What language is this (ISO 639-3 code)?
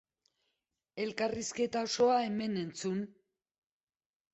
eus